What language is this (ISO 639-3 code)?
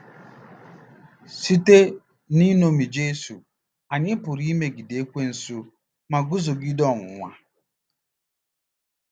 ibo